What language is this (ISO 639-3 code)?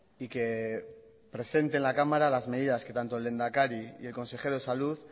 spa